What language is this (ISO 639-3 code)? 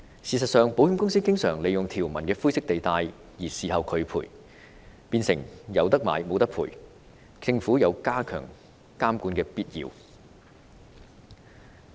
yue